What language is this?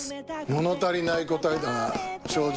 Japanese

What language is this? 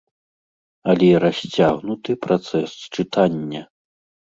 Belarusian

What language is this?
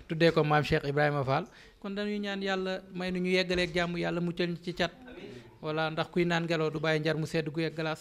Indonesian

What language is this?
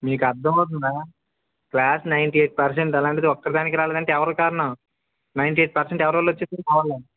Telugu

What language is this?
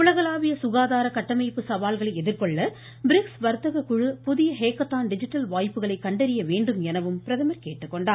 Tamil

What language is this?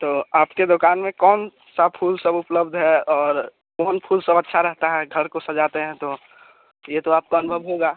Hindi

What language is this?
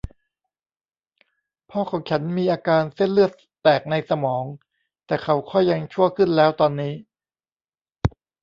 Thai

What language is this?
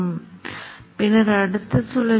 Tamil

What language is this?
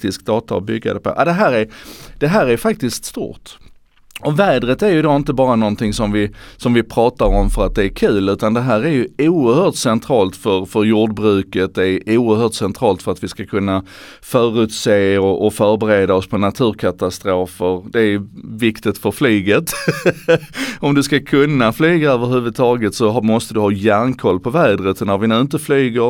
Swedish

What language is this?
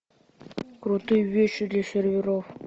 Russian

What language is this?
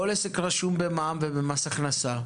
Hebrew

